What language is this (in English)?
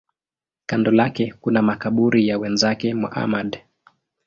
Swahili